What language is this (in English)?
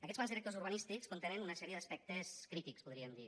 Catalan